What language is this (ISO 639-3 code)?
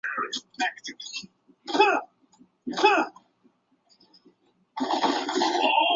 zho